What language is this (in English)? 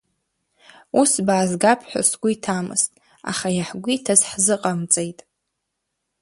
Abkhazian